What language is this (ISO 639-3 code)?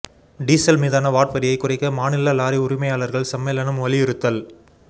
tam